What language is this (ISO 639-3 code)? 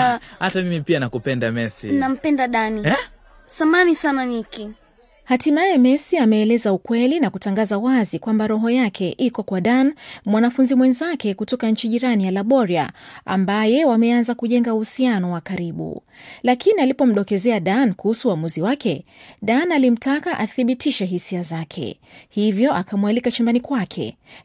swa